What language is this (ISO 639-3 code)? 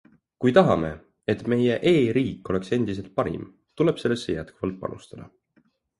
est